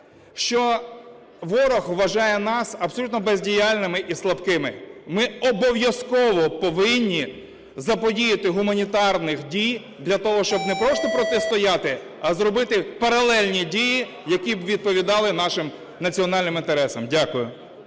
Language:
Ukrainian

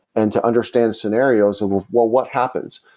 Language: English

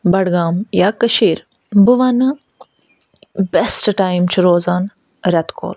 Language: Kashmiri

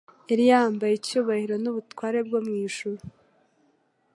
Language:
Kinyarwanda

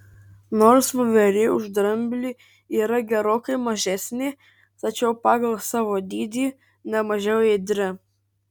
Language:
Lithuanian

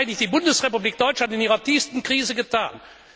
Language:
German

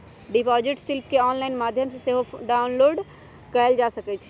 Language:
Magahi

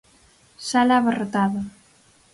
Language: Galician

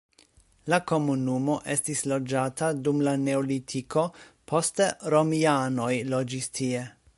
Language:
Esperanto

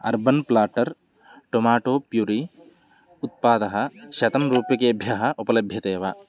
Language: Sanskrit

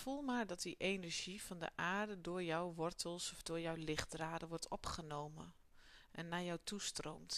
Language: Dutch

